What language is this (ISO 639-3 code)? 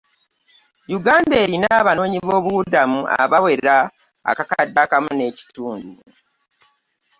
lug